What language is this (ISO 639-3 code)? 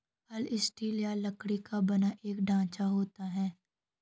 hin